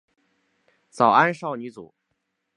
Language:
Chinese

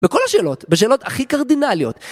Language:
Hebrew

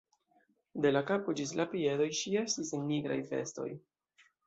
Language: Esperanto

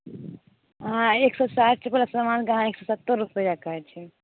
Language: Maithili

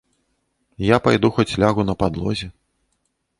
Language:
Belarusian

